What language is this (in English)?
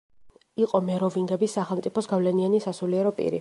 Georgian